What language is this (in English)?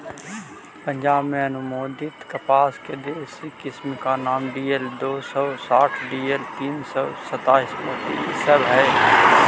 Magahi